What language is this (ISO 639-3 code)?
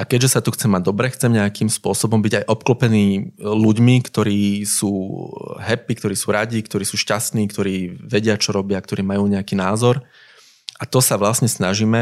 slk